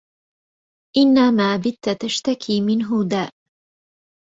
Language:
Arabic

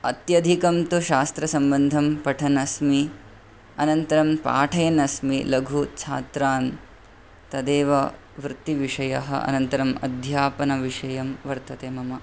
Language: Sanskrit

